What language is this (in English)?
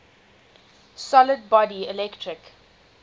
English